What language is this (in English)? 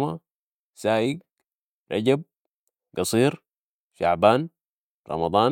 Sudanese Arabic